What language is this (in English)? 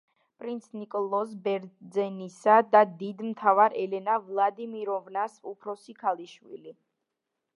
Georgian